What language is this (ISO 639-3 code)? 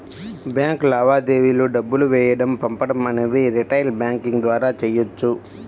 tel